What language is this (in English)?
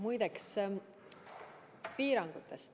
Estonian